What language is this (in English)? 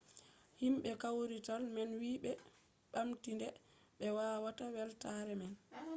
Fula